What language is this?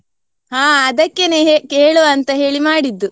Kannada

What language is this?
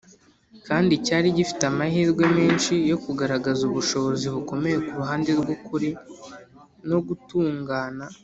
Kinyarwanda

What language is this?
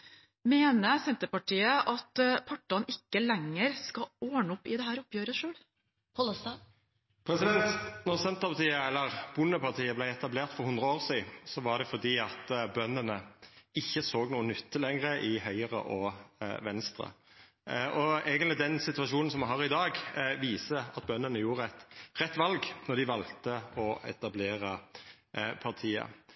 Norwegian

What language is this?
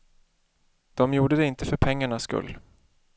Swedish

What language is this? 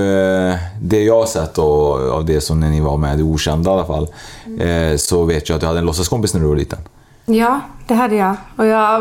Swedish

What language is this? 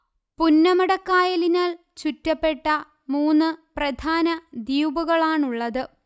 Malayalam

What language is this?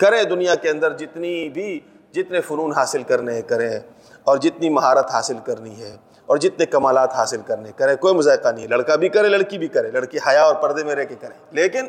Urdu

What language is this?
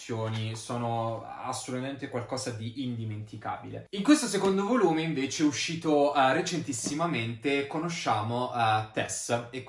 Italian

